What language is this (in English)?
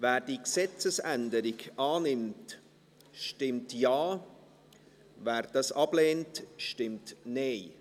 Swiss German